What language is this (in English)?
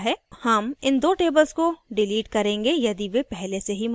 Hindi